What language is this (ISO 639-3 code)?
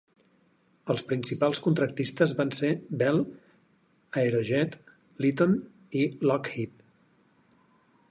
cat